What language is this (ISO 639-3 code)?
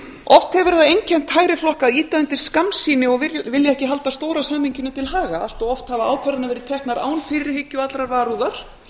isl